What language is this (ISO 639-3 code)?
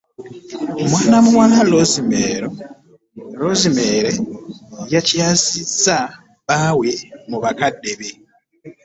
lug